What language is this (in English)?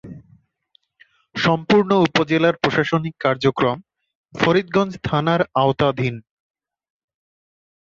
Bangla